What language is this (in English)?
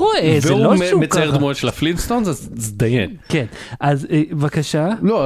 Hebrew